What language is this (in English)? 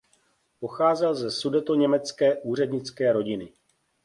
Czech